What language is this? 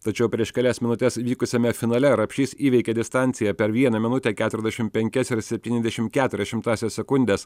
Lithuanian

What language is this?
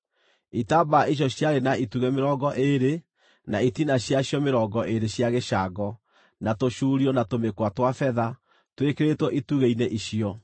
Kikuyu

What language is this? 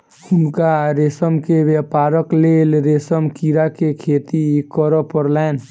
Maithili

